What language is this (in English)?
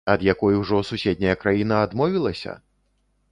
Belarusian